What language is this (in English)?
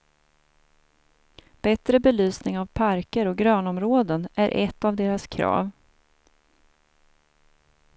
Swedish